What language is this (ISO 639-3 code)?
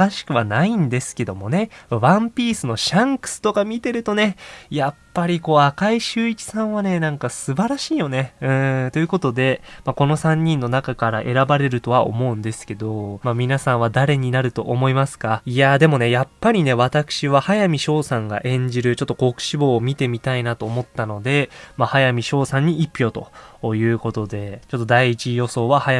jpn